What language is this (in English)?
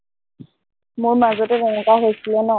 Assamese